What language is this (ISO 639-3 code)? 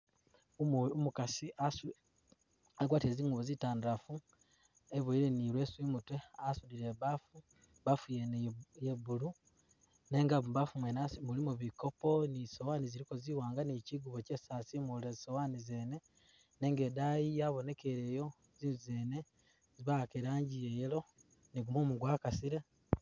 myx